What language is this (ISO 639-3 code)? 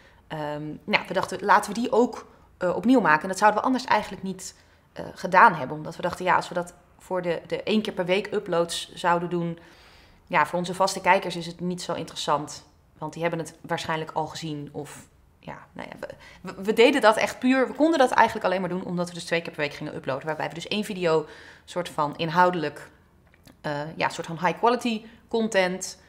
nld